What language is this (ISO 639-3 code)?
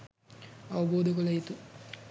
sin